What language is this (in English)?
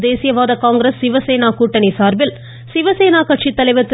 Tamil